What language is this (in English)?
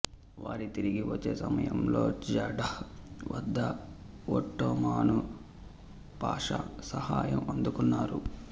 Telugu